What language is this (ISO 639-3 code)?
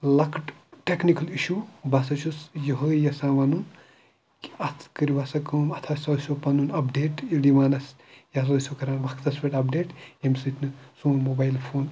kas